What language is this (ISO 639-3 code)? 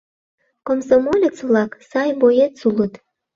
chm